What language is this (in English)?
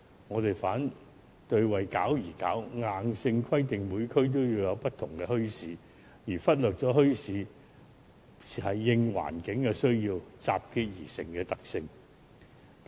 Cantonese